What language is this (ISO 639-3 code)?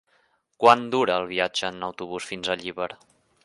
cat